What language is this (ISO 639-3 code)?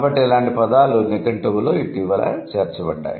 tel